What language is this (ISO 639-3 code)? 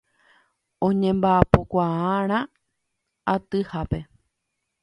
grn